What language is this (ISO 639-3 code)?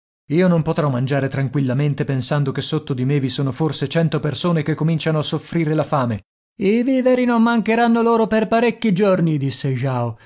ita